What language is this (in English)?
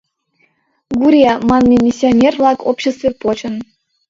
Mari